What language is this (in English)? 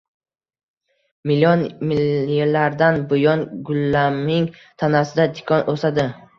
Uzbek